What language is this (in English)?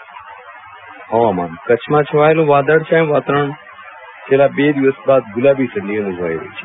Gujarati